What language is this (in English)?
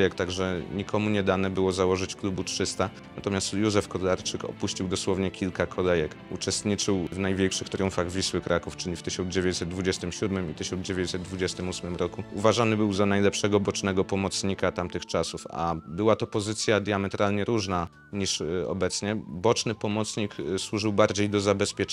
Polish